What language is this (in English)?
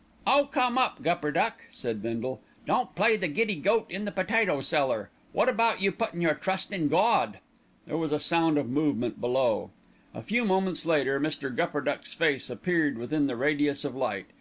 English